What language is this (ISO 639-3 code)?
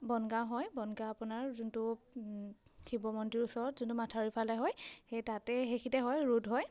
asm